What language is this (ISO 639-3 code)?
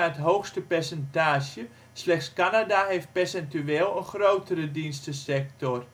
nld